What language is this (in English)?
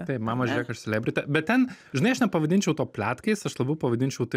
Lithuanian